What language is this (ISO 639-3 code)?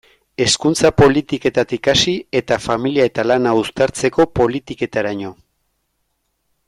eus